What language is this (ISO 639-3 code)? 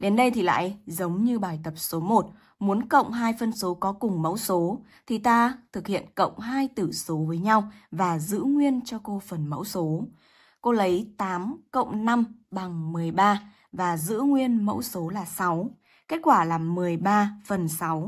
vie